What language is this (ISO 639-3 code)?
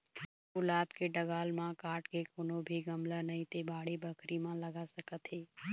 hne